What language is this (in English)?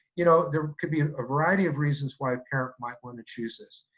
English